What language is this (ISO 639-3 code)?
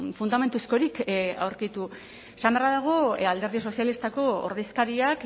eus